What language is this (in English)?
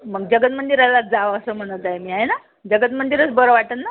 Marathi